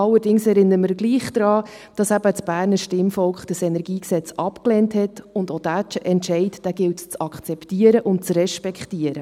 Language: Swiss German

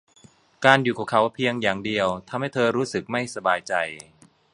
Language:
Thai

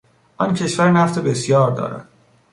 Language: Persian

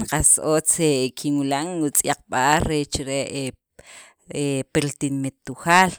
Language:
Sacapulteco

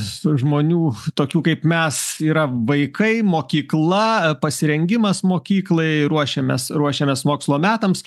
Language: Lithuanian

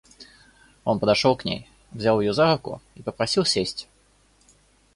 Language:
Russian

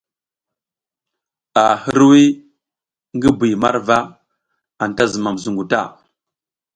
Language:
South Giziga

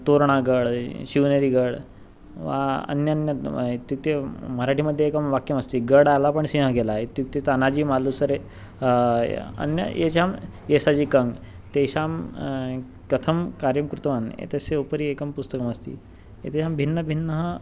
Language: Sanskrit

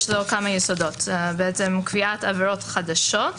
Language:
Hebrew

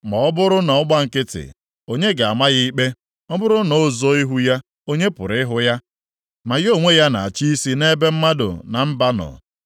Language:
Igbo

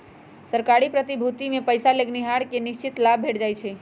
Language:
Magahi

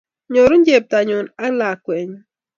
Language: Kalenjin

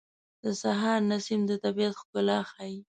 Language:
Pashto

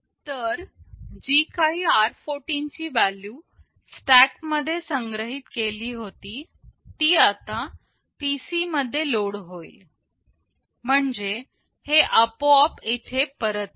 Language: Marathi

